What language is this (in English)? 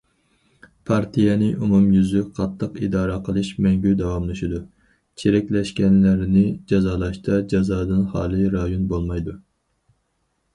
Uyghur